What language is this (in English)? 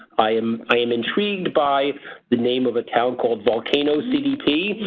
English